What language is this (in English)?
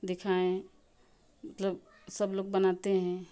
Hindi